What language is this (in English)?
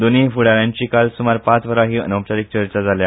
Konkani